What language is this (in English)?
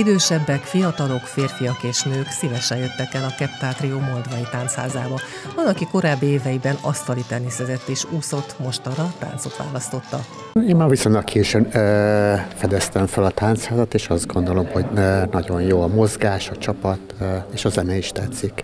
Hungarian